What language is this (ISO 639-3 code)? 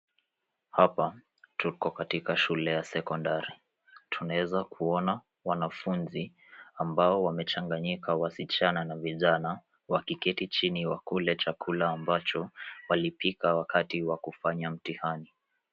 swa